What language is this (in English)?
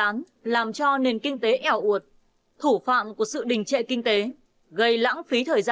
Vietnamese